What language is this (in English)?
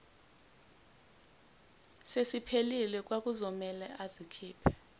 Zulu